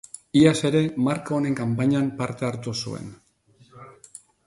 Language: Basque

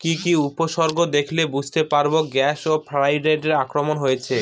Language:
Bangla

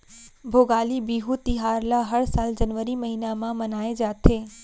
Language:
Chhattisgarhi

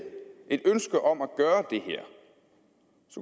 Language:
Danish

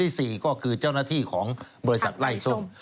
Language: Thai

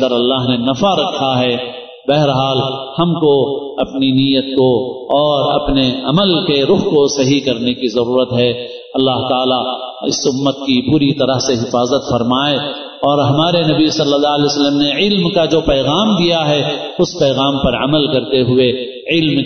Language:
Arabic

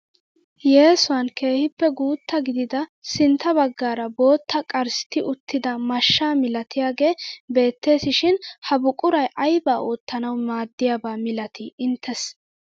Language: Wolaytta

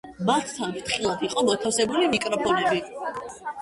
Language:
Georgian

